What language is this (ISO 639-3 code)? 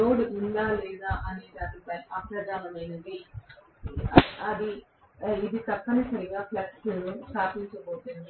tel